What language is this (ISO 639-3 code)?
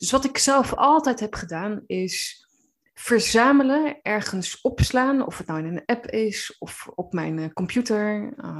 nld